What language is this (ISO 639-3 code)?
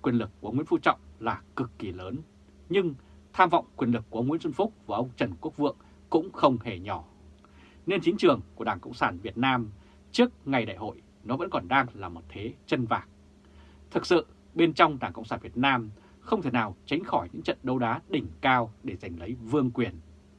vie